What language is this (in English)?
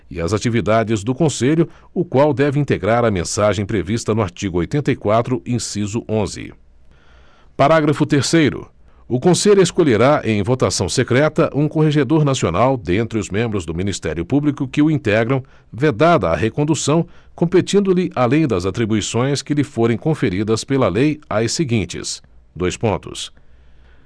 Portuguese